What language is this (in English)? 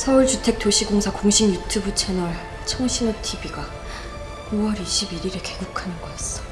Korean